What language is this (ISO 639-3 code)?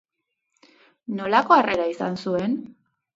eus